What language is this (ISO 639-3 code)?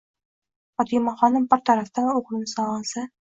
uzb